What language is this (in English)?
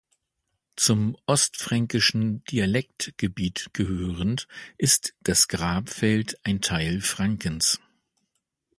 German